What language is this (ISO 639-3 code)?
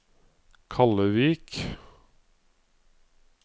nor